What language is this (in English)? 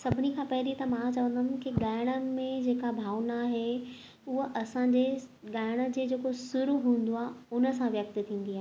Sindhi